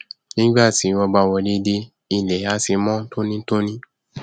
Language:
Yoruba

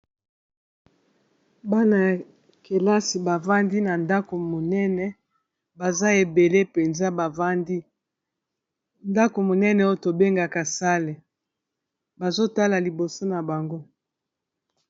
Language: Lingala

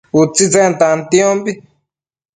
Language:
Matsés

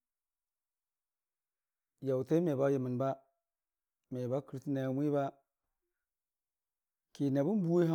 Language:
Dijim-Bwilim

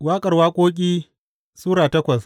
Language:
Hausa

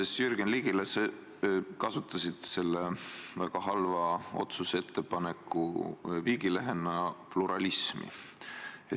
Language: Estonian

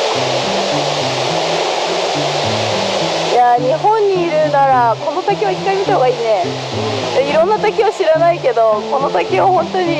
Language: Japanese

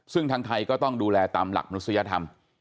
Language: Thai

